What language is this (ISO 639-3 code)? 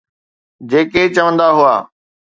snd